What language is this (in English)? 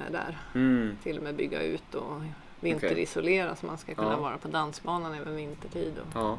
Swedish